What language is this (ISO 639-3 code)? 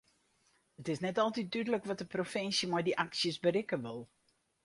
fry